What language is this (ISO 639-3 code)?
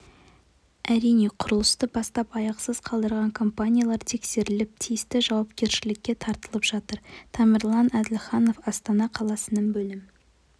kaz